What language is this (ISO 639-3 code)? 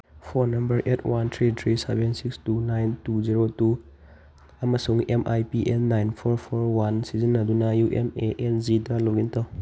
mni